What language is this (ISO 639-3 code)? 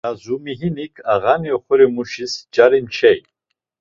lzz